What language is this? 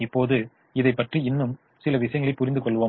Tamil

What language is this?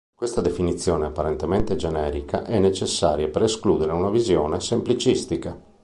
Italian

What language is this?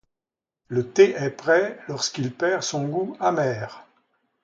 French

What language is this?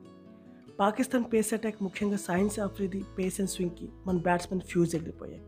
Telugu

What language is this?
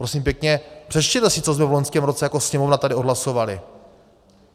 Czech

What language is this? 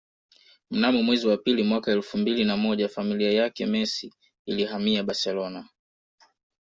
Swahili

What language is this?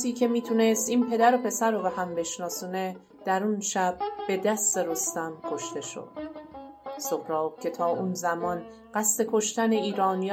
Persian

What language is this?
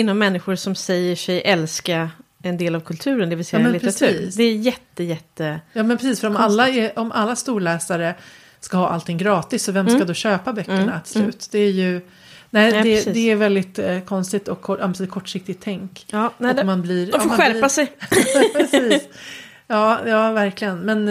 Swedish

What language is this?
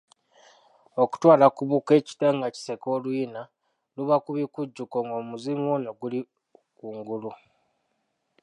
Ganda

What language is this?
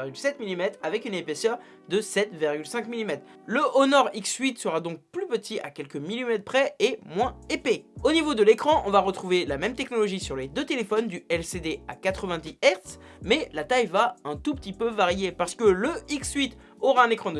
French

